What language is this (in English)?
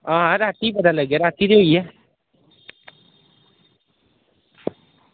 Dogri